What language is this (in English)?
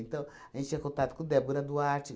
Portuguese